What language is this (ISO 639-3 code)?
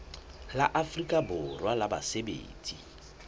sot